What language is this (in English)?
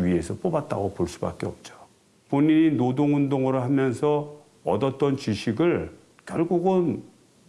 Korean